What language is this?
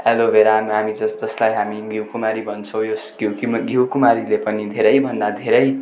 Nepali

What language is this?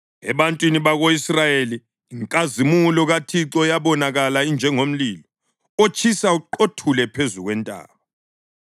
North Ndebele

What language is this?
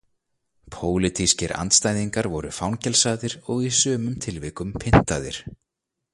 Icelandic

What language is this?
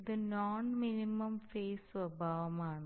Malayalam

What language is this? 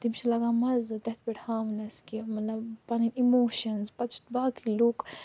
Kashmiri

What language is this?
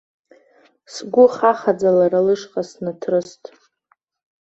Abkhazian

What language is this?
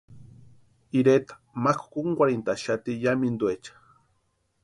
Western Highland Purepecha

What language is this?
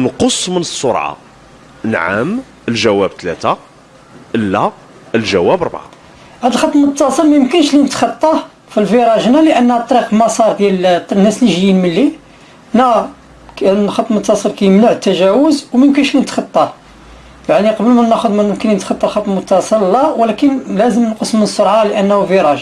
Arabic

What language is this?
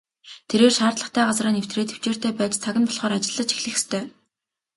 Mongolian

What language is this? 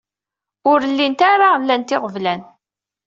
Kabyle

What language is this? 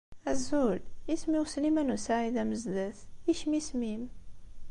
Kabyle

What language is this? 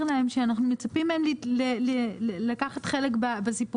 Hebrew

